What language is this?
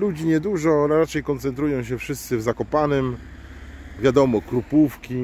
Polish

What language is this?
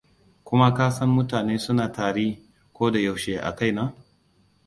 Hausa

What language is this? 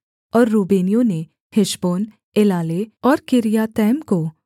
Hindi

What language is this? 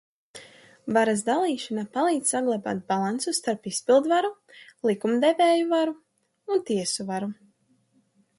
Latvian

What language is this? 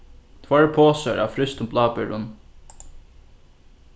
Faroese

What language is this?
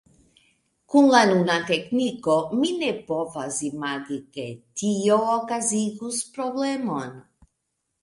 Esperanto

